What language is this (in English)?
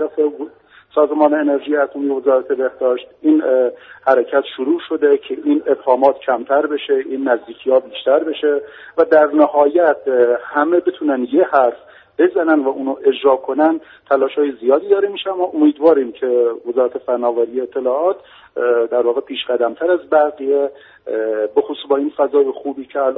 Persian